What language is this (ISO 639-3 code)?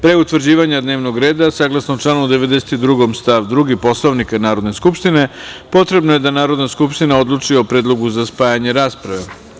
srp